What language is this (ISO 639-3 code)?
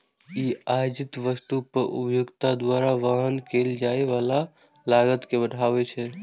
mai